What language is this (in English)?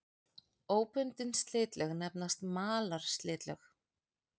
Icelandic